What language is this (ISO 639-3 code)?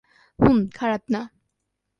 ben